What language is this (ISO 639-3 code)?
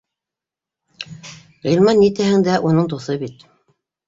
bak